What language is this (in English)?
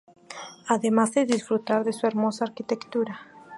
Spanish